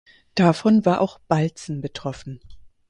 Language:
German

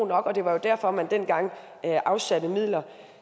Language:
Danish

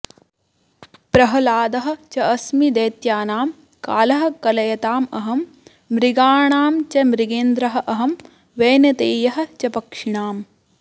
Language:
Sanskrit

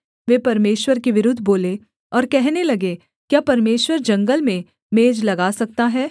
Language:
Hindi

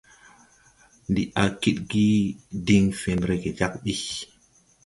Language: Tupuri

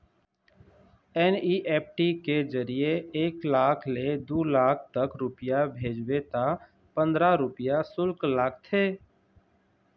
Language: Chhattisgarhi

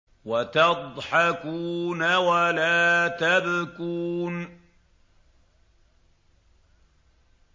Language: Arabic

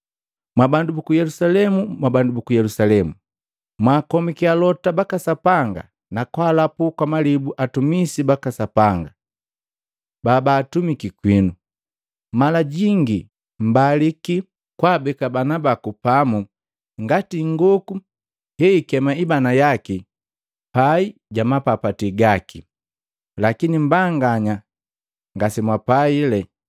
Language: Matengo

